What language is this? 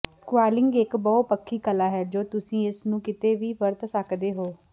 Punjabi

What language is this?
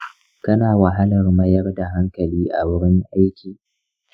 Hausa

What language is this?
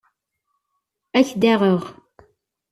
Kabyle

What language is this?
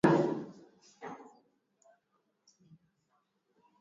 Swahili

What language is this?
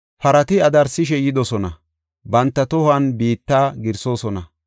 Gofa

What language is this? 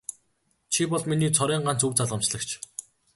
Mongolian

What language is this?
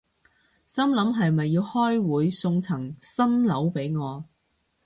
Cantonese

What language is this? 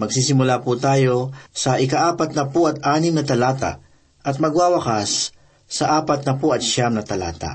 Filipino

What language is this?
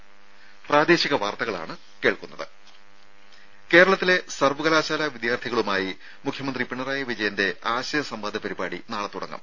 Malayalam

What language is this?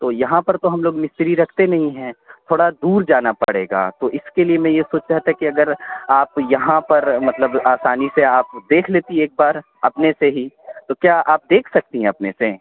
Urdu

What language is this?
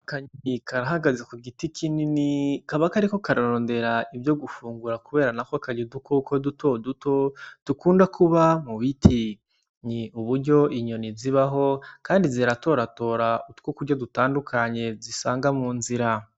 Rundi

